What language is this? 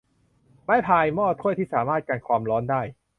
Thai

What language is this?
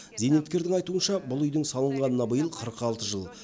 Kazakh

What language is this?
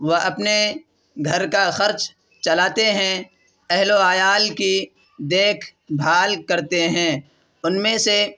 Urdu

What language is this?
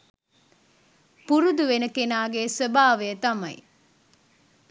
Sinhala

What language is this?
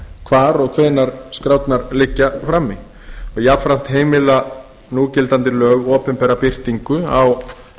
Icelandic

